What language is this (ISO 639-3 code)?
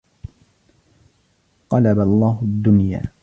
ara